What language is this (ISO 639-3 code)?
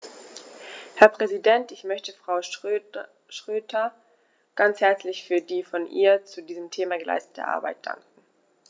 deu